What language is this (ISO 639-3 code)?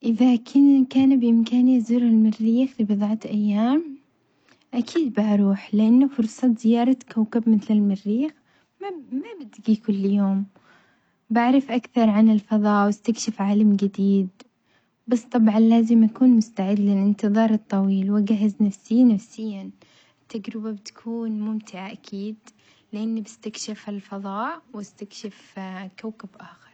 acx